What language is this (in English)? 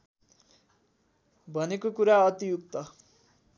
Nepali